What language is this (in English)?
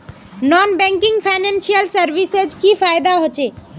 Magahi